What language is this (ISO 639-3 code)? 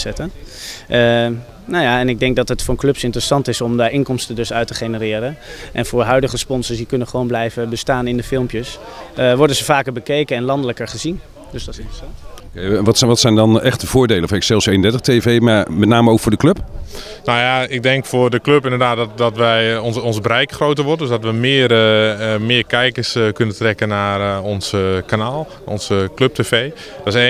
nld